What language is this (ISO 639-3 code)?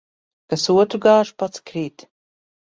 lav